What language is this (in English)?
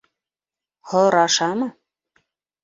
Bashkir